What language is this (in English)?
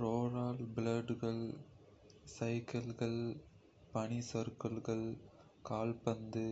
Kota (India)